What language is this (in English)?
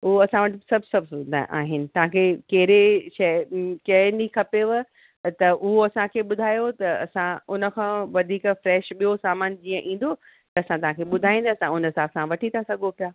Sindhi